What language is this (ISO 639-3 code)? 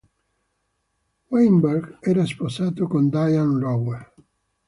ita